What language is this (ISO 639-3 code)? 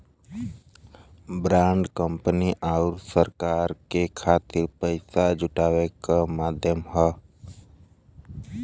bho